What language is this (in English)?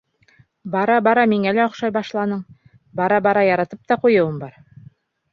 Bashkir